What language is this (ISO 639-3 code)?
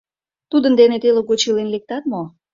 chm